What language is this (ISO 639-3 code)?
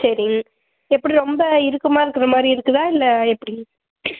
tam